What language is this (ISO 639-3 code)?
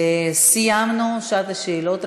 heb